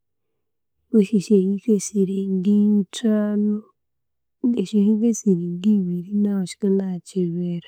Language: Konzo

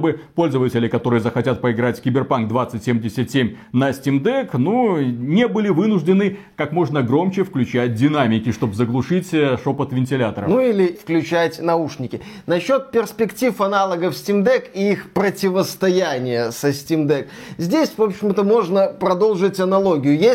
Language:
Russian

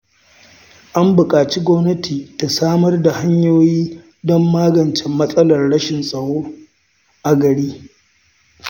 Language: Hausa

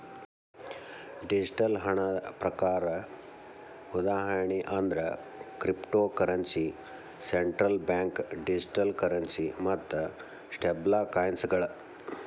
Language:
Kannada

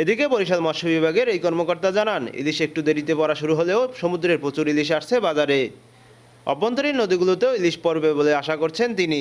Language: Bangla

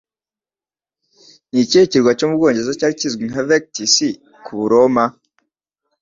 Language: Kinyarwanda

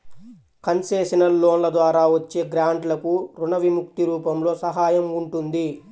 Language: Telugu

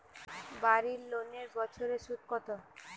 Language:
Bangla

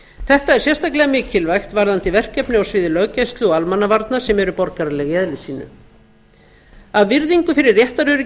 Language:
Icelandic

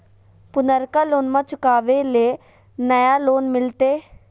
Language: Magahi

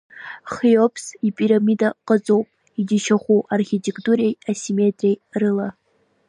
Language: Abkhazian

